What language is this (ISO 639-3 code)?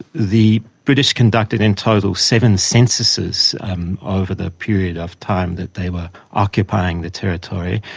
eng